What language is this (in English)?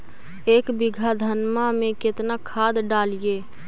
Magahi